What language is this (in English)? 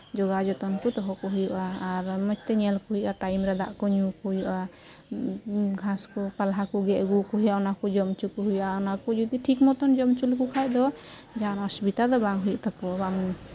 Santali